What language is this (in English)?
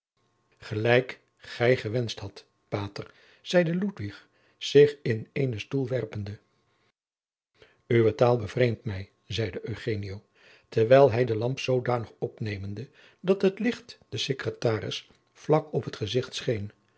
Dutch